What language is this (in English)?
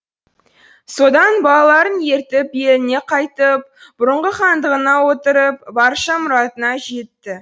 Kazakh